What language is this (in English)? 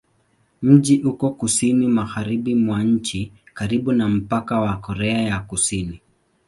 Swahili